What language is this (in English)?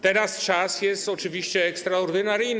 Polish